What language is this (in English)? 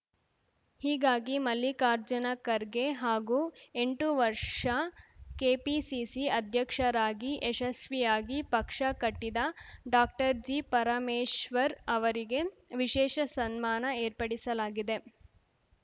Kannada